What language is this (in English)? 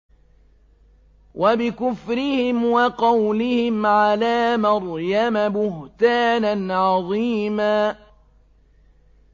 Arabic